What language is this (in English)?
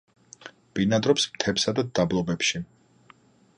Georgian